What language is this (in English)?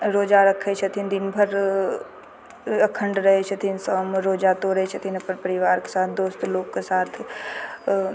Maithili